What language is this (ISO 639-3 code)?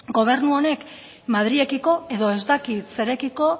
eus